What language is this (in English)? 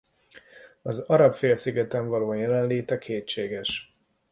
Hungarian